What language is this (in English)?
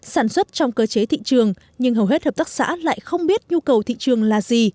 Vietnamese